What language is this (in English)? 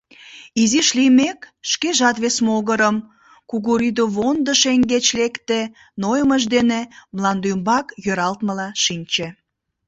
Mari